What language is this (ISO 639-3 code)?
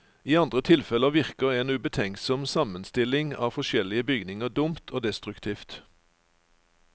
nor